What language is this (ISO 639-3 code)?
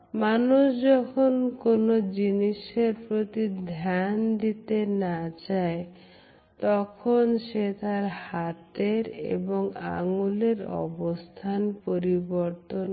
ben